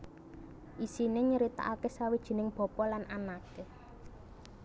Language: Javanese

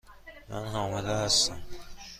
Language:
Persian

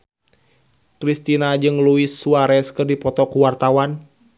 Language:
Sundanese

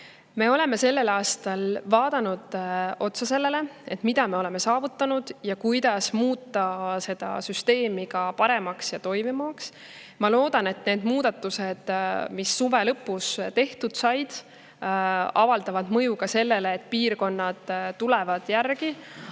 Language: Estonian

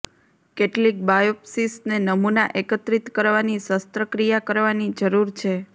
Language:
Gujarati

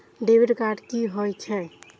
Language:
Maithili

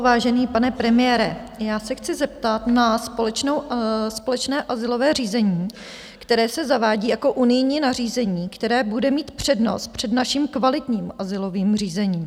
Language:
Czech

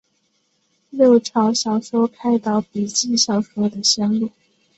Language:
Chinese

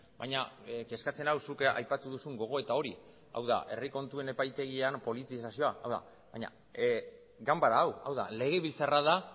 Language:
Basque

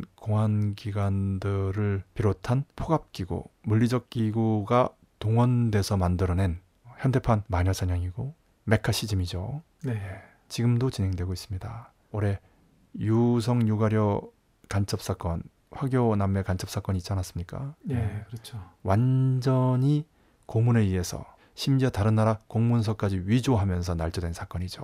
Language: Korean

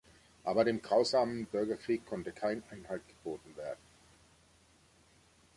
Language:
German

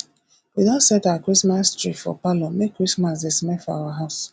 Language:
Nigerian Pidgin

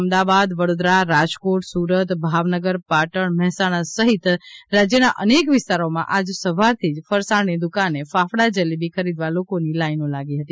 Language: Gujarati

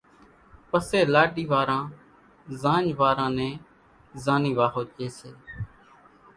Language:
Kachi Koli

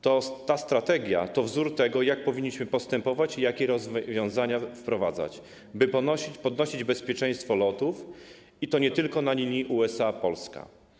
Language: Polish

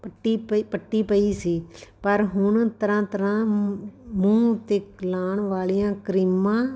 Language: Punjabi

